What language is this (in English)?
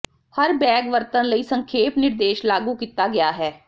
Punjabi